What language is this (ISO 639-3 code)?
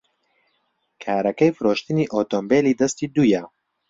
ckb